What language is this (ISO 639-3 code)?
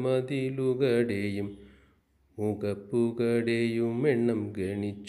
mal